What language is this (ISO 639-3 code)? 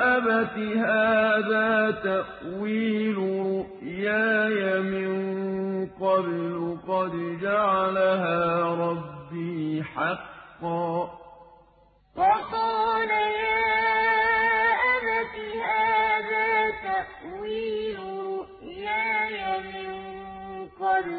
ara